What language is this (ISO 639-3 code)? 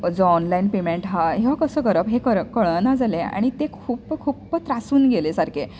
kok